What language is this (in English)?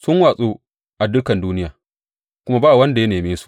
Hausa